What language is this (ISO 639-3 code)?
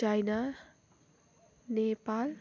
nep